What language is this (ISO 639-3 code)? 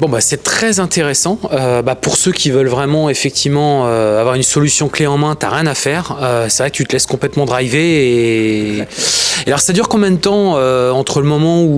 fra